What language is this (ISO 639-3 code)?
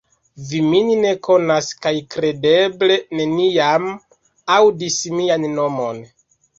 epo